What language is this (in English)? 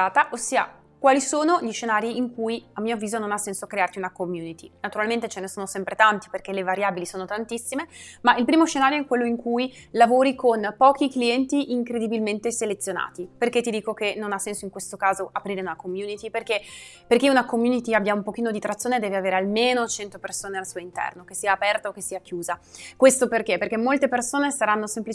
Italian